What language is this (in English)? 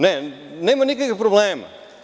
Serbian